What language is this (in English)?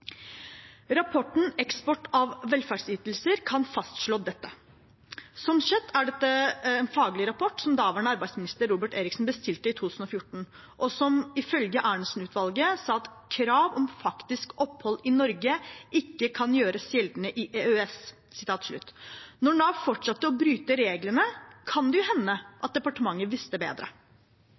Norwegian Bokmål